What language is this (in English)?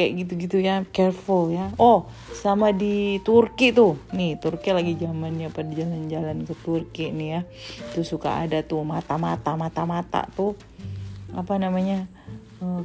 Indonesian